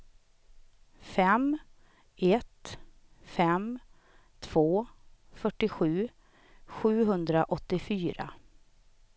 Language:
Swedish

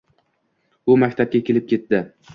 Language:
Uzbek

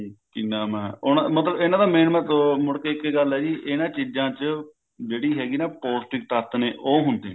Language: Punjabi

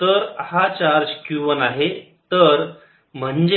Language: Marathi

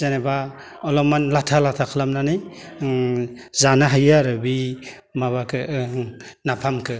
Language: Bodo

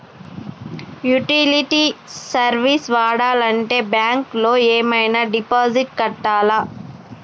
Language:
Telugu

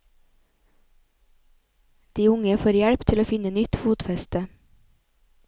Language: Norwegian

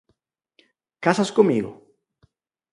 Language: Galician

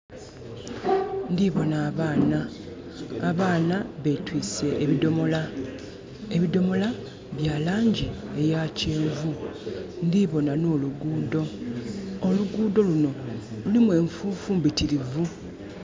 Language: Soga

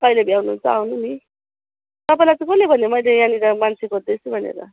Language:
Nepali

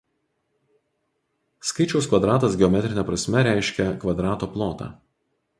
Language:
Lithuanian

